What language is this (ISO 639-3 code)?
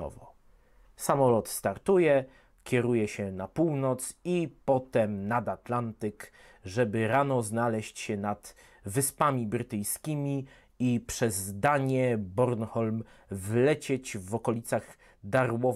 pol